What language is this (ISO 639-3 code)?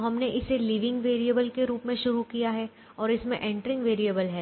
hin